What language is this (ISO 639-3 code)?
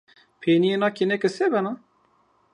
zza